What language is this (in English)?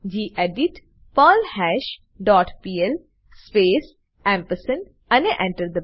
Gujarati